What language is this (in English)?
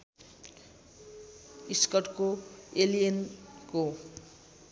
Nepali